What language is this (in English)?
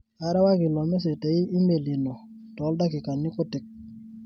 Masai